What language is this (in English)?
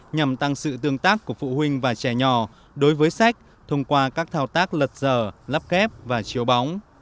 Vietnamese